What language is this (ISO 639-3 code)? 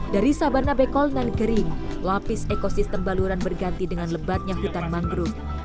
ind